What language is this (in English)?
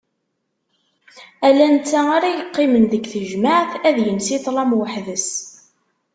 Kabyle